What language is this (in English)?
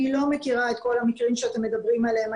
Hebrew